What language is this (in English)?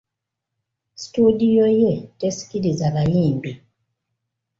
Ganda